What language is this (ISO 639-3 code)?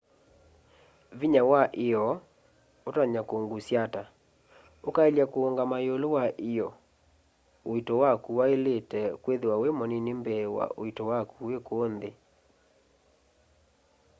kam